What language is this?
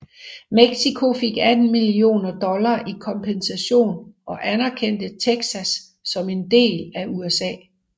Danish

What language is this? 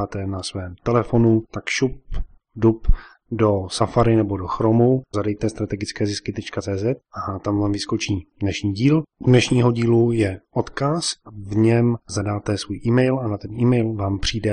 Czech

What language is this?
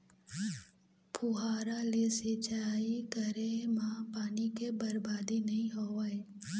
Chhattisgarhi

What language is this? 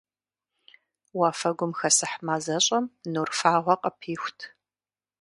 Kabardian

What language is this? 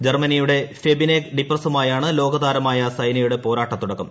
Malayalam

